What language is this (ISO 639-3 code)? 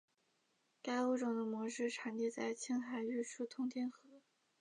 zho